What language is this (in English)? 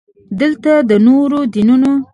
Pashto